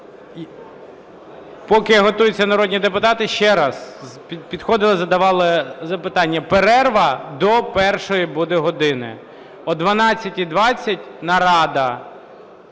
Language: Ukrainian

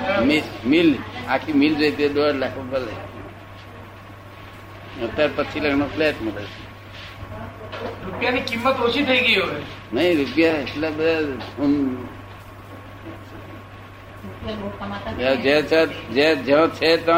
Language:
Gujarati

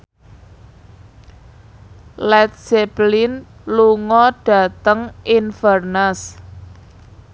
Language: Javanese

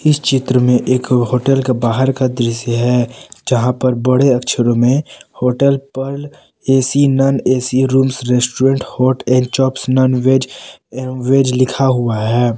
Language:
Hindi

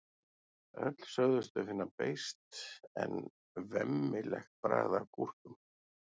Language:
Icelandic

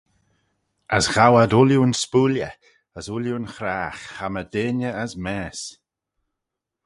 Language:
Manx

